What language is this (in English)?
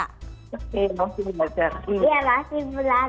Indonesian